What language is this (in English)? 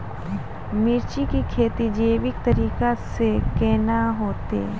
Maithili